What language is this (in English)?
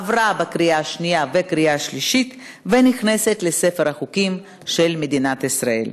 Hebrew